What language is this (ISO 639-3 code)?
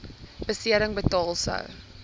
afr